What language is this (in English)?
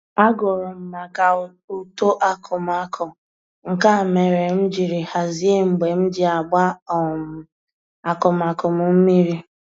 Igbo